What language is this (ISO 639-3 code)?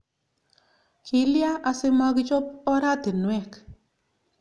kln